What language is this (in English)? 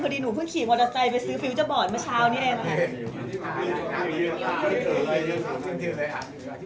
Thai